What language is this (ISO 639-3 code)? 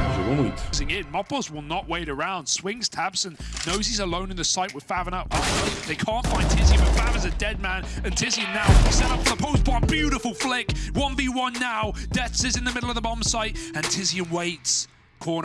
por